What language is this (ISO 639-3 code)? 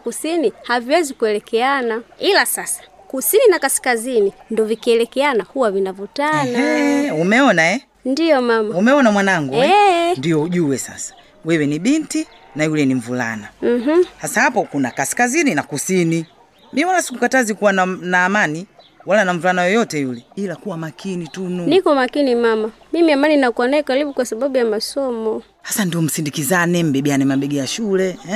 swa